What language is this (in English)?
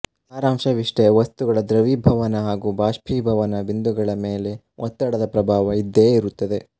Kannada